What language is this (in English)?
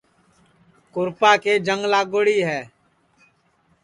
Sansi